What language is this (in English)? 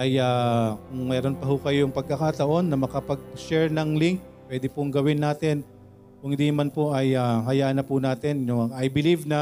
Filipino